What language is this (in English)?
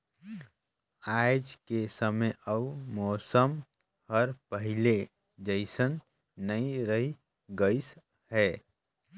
Chhattisgarhi